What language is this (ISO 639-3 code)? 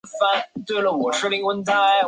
zho